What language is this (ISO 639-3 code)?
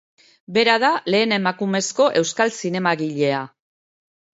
eus